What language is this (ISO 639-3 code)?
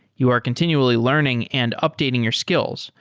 eng